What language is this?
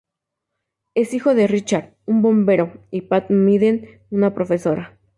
Spanish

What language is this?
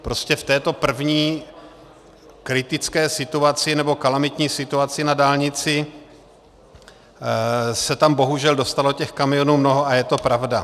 Czech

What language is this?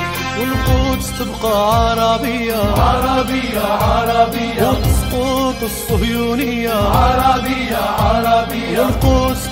Arabic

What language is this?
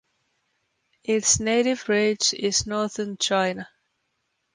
English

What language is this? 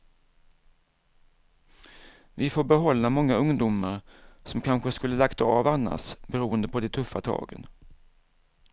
Swedish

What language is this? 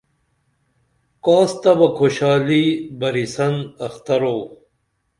Dameli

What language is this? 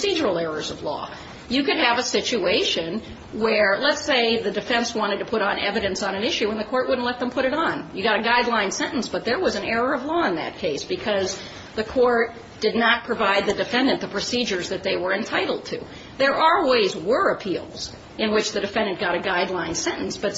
English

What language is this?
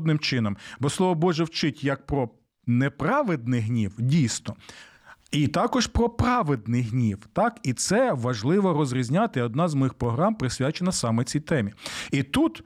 Ukrainian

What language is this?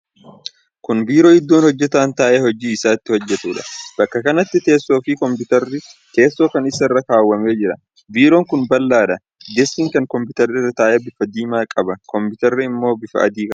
Oromo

